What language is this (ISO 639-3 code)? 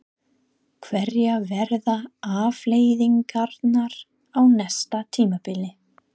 isl